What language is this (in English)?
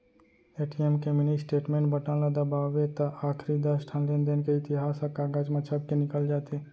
Chhattisgarhi